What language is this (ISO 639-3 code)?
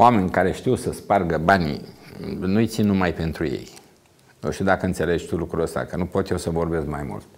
ron